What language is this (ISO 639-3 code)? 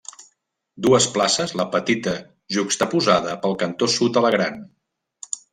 cat